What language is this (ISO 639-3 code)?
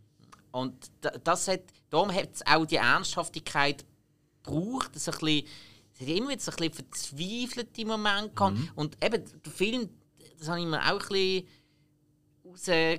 deu